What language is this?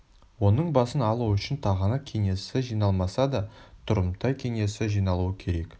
Kazakh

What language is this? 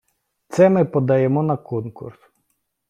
Ukrainian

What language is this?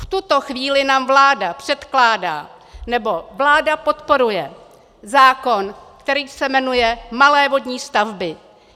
Czech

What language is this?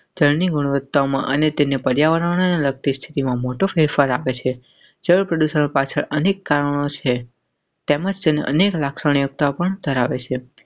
Gujarati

